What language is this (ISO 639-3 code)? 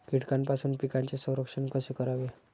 mar